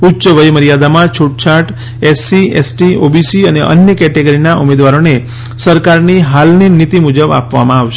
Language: Gujarati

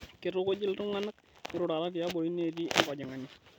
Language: Masai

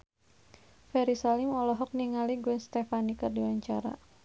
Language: Sundanese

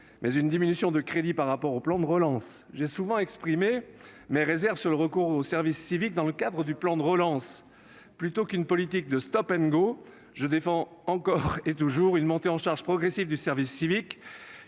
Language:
French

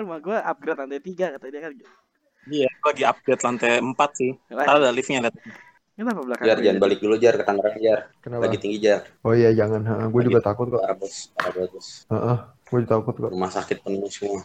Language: Indonesian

